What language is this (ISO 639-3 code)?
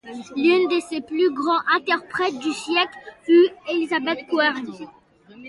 fra